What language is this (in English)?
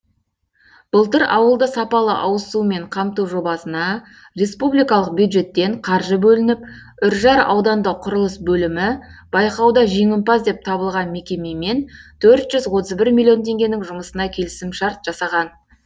Kazakh